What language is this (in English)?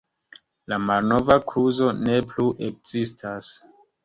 Esperanto